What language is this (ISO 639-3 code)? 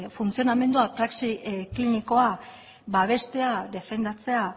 eus